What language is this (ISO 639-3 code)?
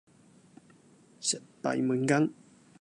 yue